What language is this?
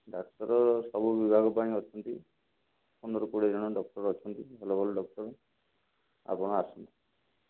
Odia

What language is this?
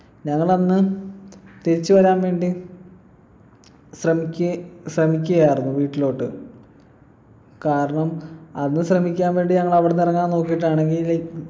Malayalam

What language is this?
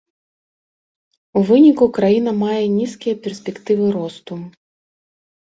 Belarusian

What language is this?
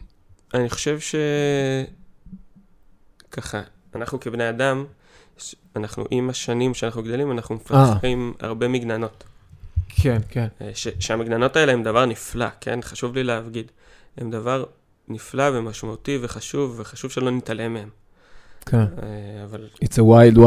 Hebrew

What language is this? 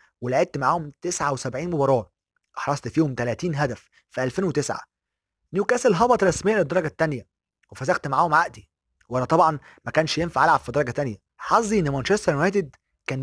Arabic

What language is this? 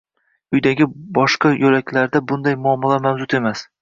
Uzbek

